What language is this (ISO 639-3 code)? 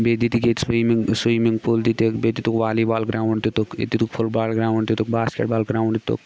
kas